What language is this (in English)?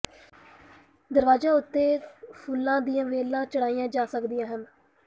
Punjabi